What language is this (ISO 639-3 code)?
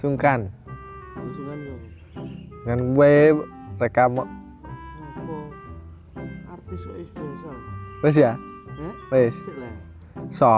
ind